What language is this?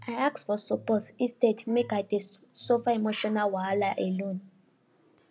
Nigerian Pidgin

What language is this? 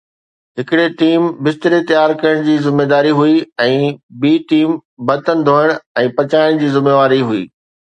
Sindhi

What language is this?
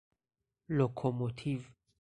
Persian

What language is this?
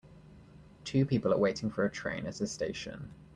English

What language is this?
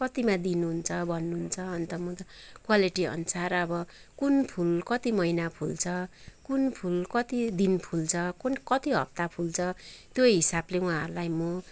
Nepali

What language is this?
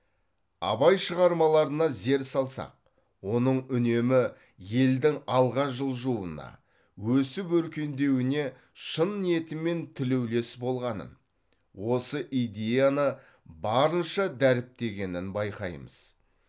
Kazakh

